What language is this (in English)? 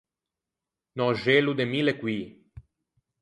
Ligurian